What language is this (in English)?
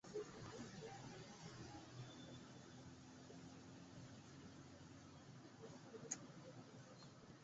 Swahili